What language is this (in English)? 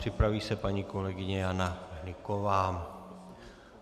Czech